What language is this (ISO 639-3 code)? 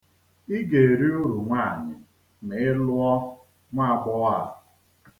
ibo